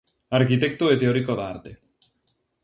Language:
Galician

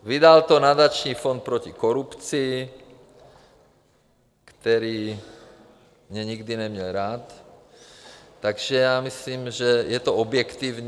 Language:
Czech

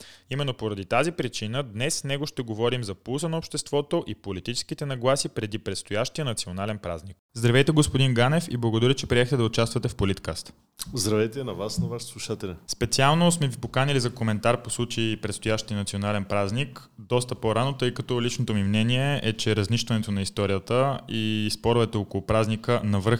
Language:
Bulgarian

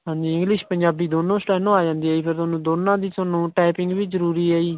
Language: Punjabi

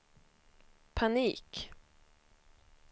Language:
Swedish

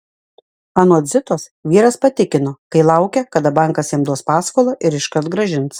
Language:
Lithuanian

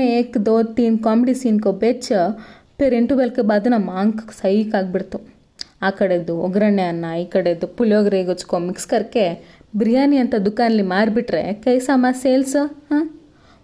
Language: Kannada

